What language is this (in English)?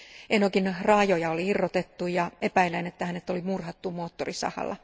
Finnish